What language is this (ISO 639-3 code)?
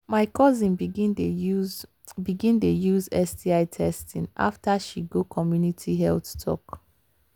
pcm